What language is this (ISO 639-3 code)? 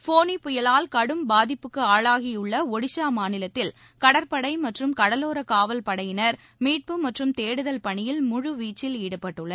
tam